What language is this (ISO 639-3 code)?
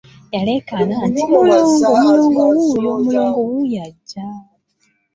lug